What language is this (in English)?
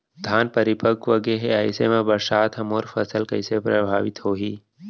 Chhattisgarhi